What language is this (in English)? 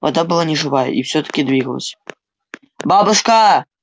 Russian